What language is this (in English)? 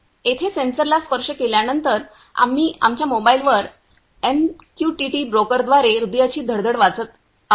Marathi